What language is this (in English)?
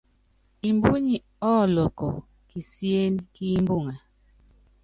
Yangben